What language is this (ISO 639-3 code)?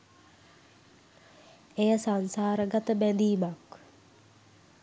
sin